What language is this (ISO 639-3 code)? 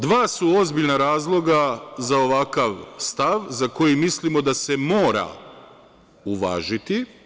srp